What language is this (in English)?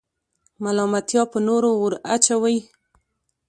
Pashto